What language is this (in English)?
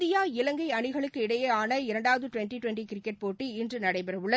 Tamil